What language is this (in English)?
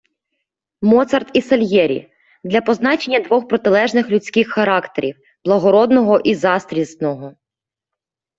Ukrainian